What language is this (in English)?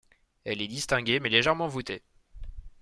French